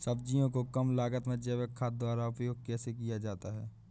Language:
Hindi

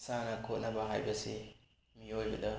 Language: Manipuri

